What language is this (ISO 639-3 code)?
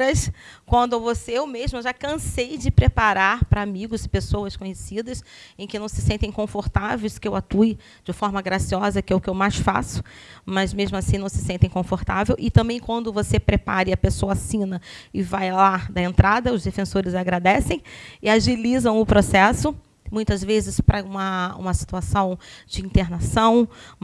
por